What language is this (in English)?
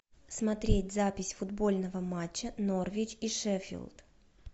Russian